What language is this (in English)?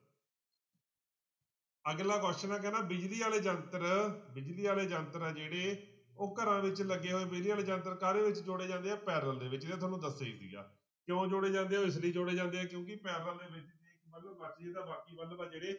Punjabi